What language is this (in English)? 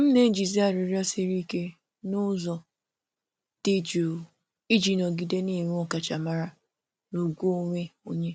Igbo